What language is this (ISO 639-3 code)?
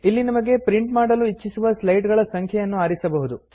kan